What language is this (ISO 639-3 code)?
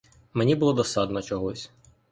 ukr